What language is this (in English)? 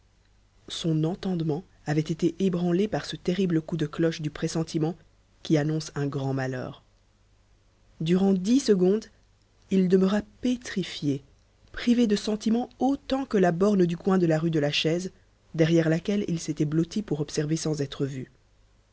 French